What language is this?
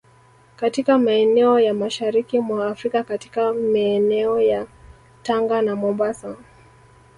Swahili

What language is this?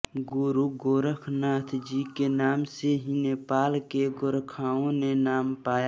Hindi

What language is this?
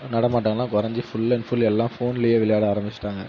Tamil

